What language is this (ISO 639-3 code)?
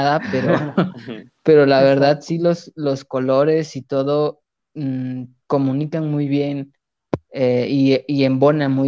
spa